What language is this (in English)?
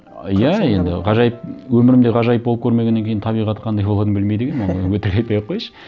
Kazakh